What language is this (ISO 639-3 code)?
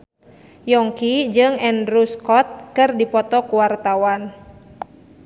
sun